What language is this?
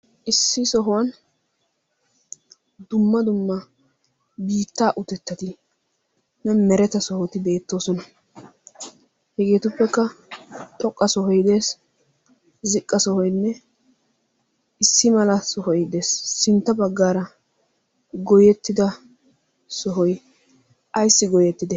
Wolaytta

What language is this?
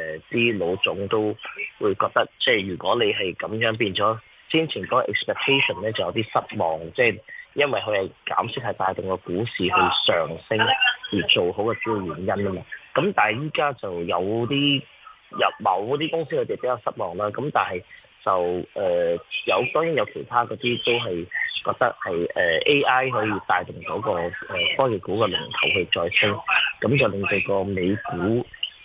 Chinese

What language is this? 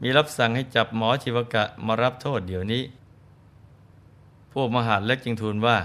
Thai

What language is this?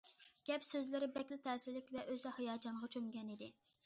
Uyghur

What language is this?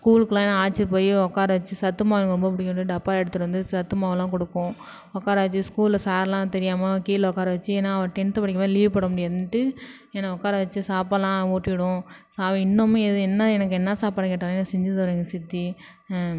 Tamil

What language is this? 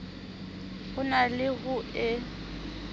Southern Sotho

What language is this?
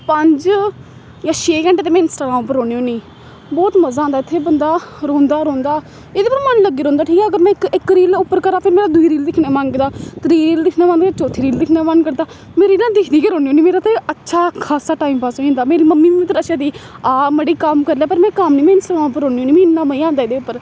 Dogri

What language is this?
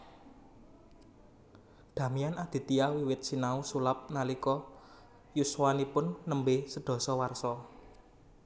Javanese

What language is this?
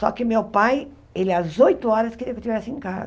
Portuguese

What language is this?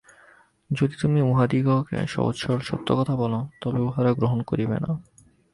Bangla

